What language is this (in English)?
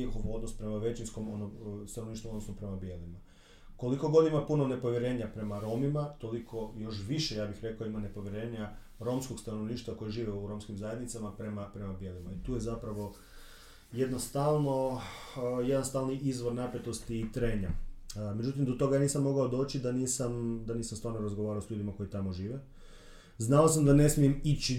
Croatian